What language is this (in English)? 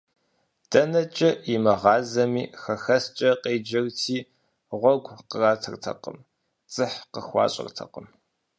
Kabardian